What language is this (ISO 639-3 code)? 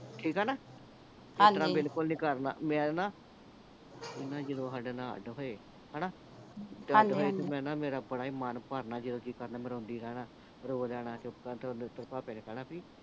pan